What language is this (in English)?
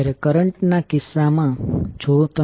Gujarati